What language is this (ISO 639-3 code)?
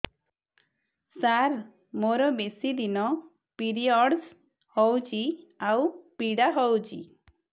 ori